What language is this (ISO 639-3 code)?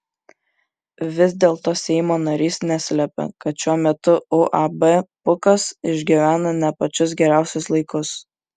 lit